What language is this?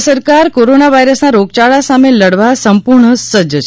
Gujarati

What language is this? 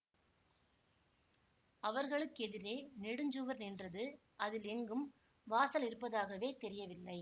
Tamil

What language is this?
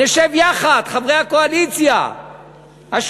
Hebrew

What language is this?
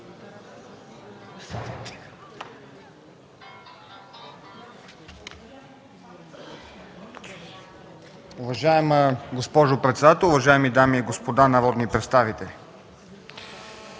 Bulgarian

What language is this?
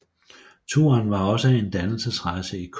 Danish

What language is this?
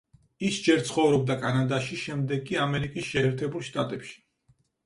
Georgian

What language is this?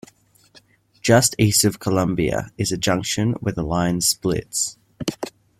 English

